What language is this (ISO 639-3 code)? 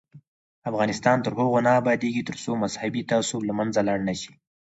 pus